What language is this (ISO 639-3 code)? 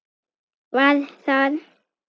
isl